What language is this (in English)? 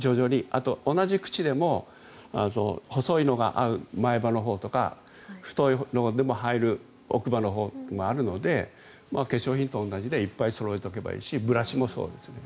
Japanese